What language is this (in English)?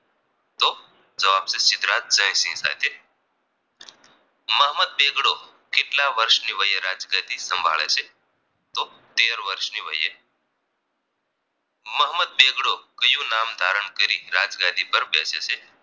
Gujarati